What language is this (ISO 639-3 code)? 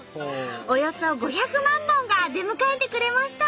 jpn